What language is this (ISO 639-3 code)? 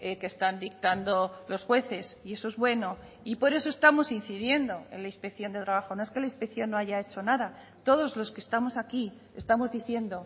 spa